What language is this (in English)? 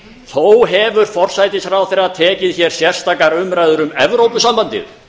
Icelandic